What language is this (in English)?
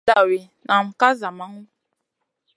Masana